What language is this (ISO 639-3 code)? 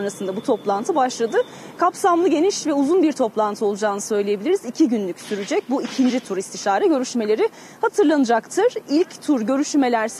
tur